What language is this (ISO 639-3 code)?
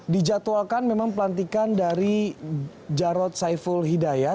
ind